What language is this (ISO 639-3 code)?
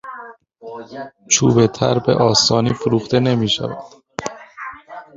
fas